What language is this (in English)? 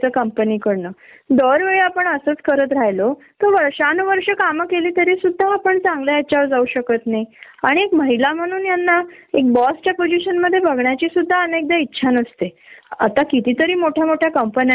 Marathi